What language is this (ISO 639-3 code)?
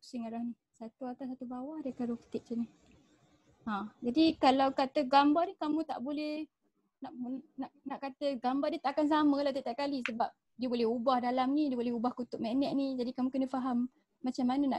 msa